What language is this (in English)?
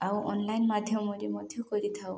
Odia